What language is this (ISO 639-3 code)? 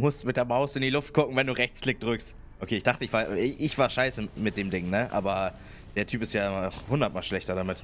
deu